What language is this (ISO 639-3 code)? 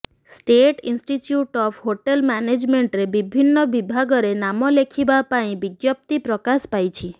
ori